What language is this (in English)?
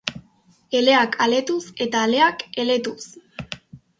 Basque